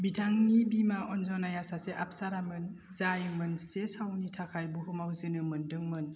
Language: Bodo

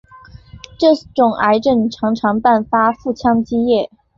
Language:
Chinese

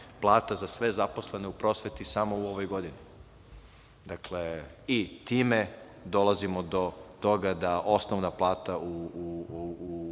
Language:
Serbian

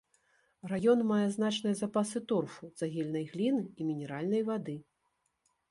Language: Belarusian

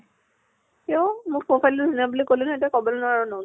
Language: Assamese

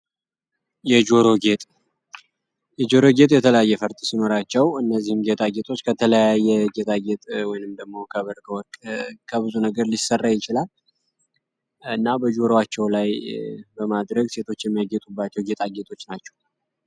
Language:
Amharic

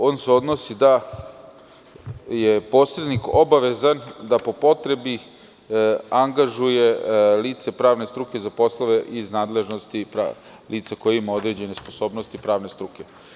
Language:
Serbian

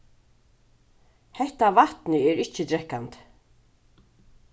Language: Faroese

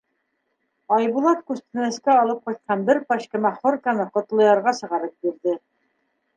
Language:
Bashkir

